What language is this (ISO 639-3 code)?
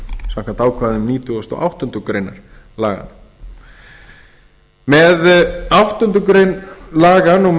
isl